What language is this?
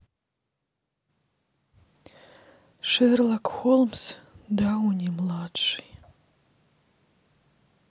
Russian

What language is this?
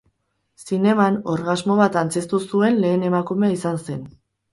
Basque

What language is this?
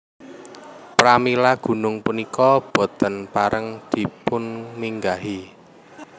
Javanese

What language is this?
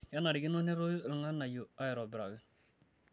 Masai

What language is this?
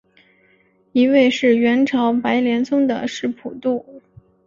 Chinese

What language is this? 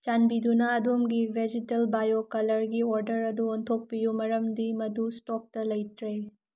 Manipuri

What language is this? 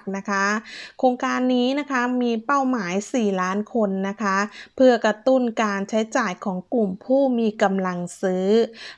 Thai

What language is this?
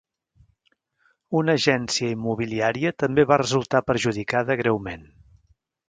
Catalan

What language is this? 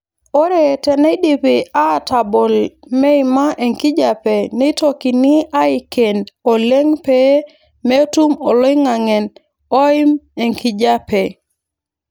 Masai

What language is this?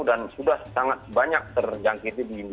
Indonesian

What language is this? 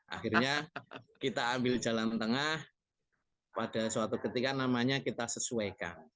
Indonesian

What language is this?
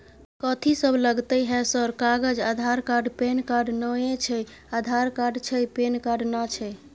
Maithili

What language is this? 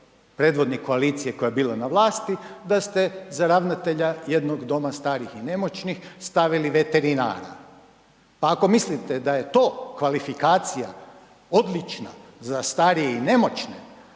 Croatian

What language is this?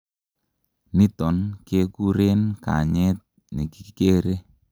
Kalenjin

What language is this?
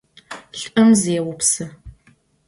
Adyghe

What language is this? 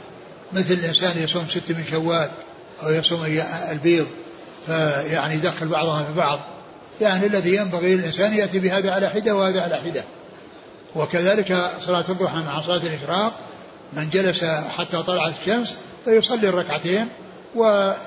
Arabic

